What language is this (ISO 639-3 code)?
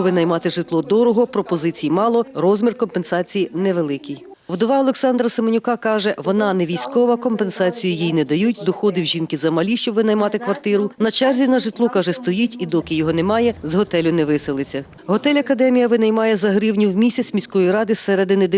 ukr